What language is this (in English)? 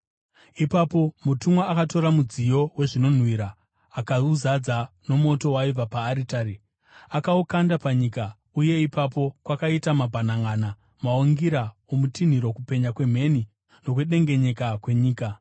Shona